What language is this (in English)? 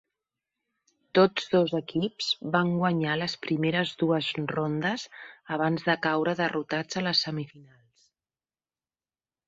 Catalan